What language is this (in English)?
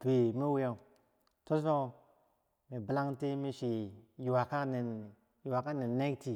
Bangwinji